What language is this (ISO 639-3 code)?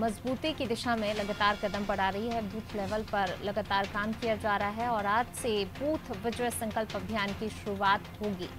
hin